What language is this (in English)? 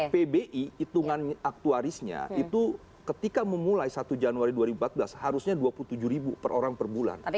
Indonesian